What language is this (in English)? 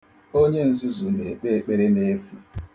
Igbo